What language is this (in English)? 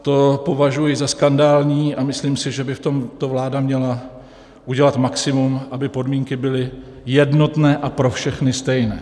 Czech